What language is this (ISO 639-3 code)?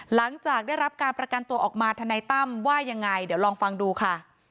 tha